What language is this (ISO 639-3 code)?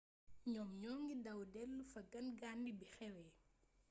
wol